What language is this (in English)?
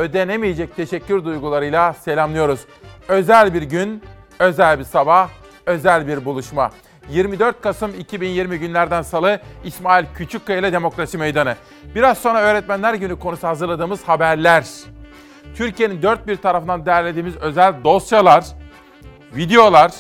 Turkish